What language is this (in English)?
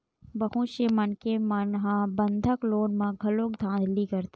Chhattisgarhi